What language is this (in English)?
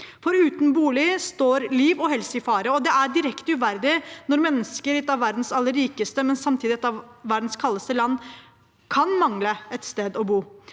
Norwegian